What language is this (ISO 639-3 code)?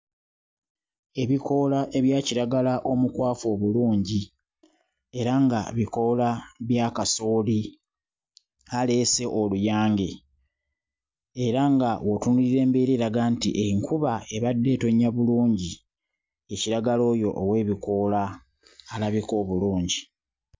lug